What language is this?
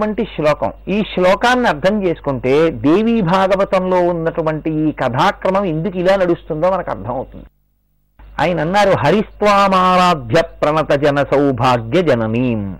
Telugu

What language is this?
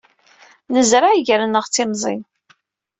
Kabyle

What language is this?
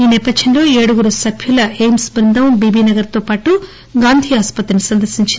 Telugu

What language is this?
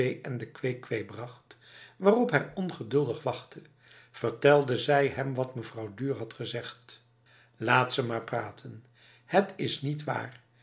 Dutch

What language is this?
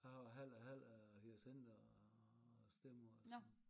Danish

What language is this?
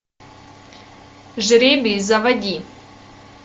Russian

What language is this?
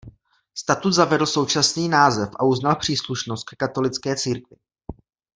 Czech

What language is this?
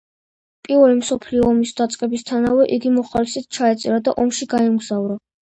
Georgian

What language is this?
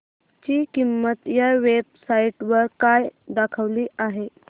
Marathi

